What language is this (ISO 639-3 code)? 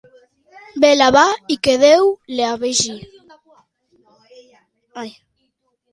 cat